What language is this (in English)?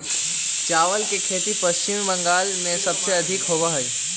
Magahi